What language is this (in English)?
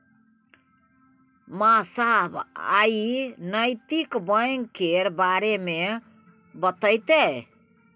Maithili